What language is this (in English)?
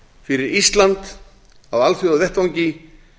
Icelandic